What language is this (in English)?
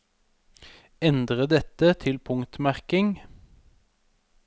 Norwegian